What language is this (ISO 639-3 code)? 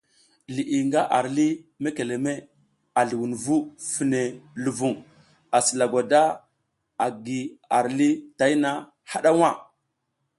giz